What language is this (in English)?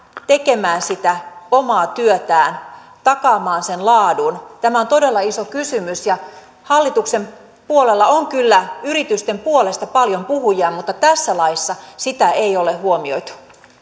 Finnish